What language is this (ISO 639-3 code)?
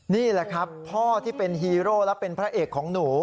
tha